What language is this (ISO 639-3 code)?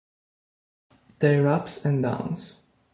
ita